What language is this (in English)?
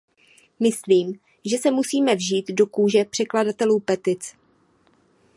Czech